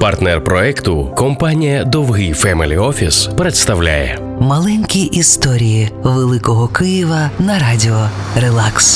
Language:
Ukrainian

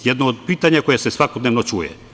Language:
Serbian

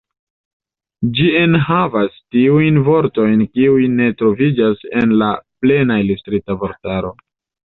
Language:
Esperanto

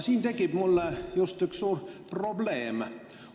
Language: Estonian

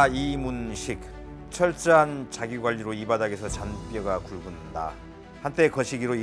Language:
Korean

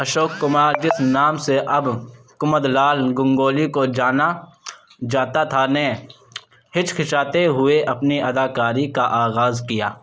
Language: Urdu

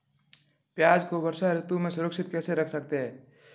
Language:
Hindi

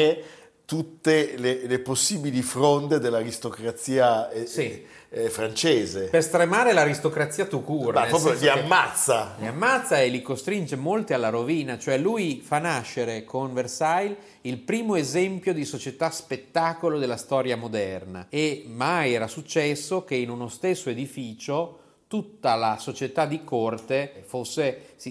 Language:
Italian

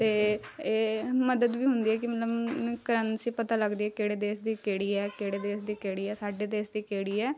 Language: Punjabi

